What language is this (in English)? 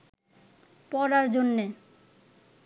Bangla